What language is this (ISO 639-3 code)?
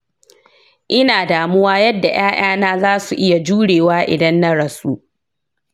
hau